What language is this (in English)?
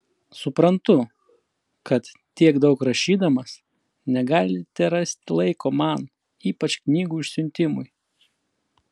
Lithuanian